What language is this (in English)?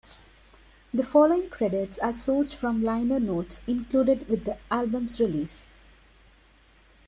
English